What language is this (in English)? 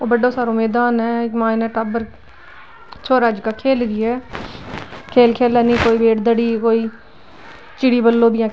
Marwari